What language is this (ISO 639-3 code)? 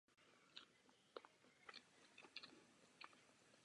ces